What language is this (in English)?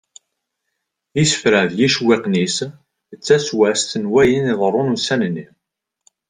Kabyle